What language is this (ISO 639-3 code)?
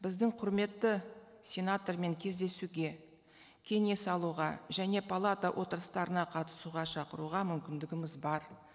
kaz